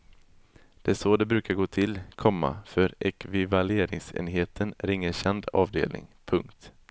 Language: Swedish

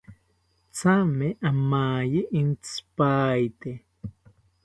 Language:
South Ucayali Ashéninka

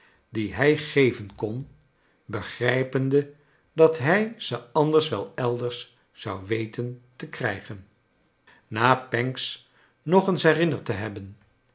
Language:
Dutch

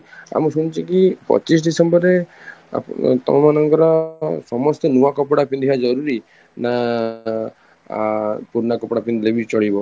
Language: Odia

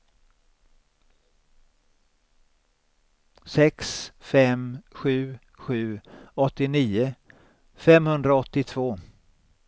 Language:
Swedish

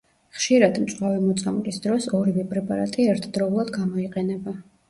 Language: Georgian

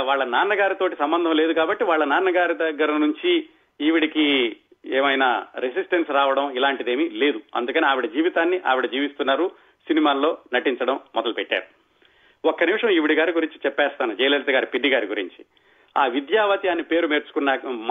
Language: Telugu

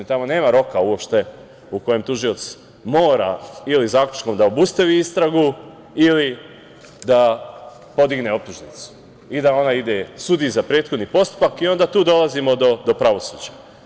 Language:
Serbian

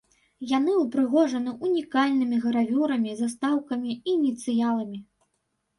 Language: Belarusian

